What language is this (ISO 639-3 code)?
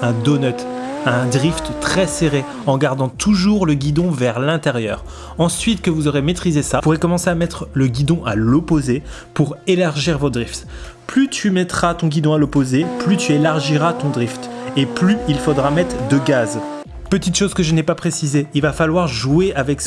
fra